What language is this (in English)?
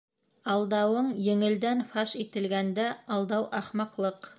Bashkir